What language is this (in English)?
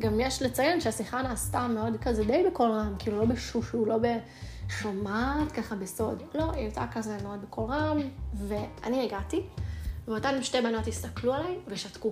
Hebrew